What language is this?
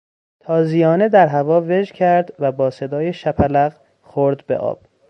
Persian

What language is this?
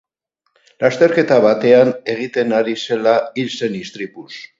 Basque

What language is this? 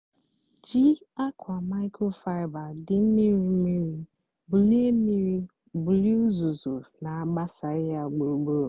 Igbo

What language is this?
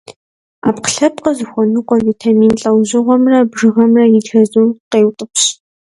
Kabardian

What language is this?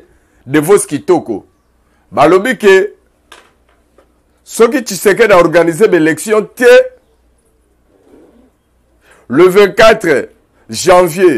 French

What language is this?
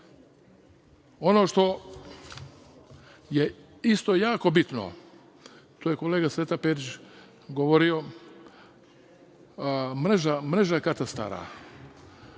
Serbian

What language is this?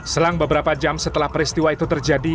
Indonesian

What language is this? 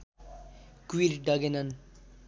Nepali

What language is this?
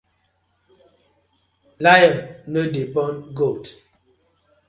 Nigerian Pidgin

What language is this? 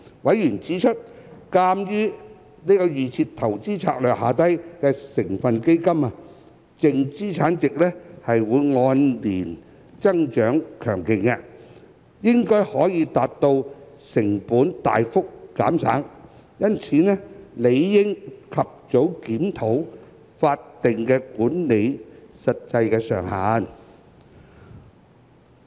Cantonese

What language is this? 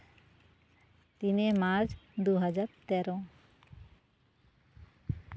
Santali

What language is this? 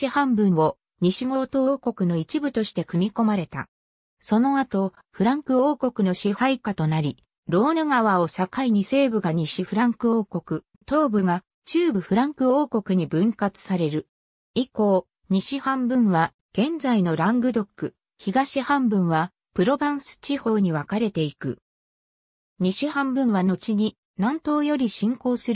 Japanese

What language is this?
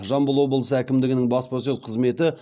Kazakh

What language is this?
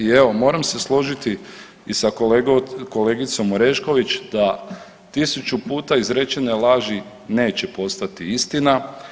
Croatian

